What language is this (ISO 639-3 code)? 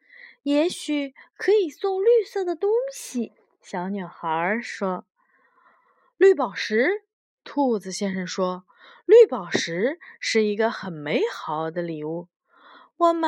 zho